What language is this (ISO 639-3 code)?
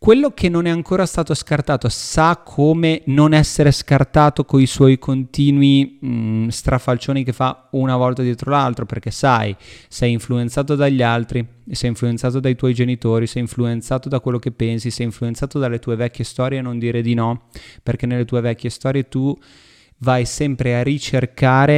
ita